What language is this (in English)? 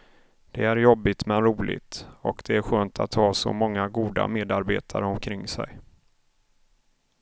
Swedish